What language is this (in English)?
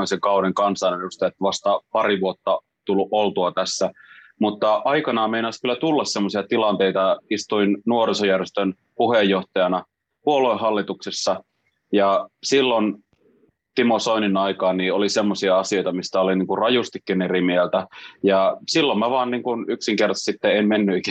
Finnish